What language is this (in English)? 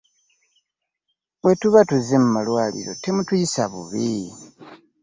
Ganda